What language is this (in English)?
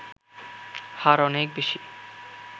Bangla